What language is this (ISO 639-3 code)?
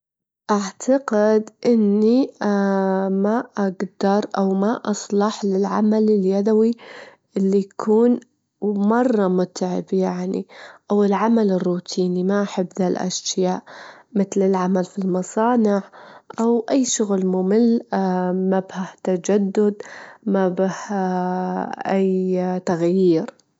afb